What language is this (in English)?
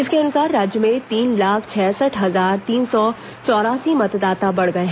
Hindi